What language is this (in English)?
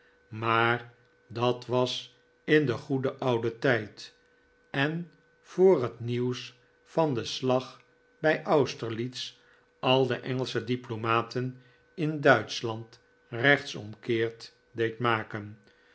Dutch